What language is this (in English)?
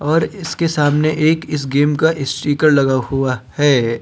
Hindi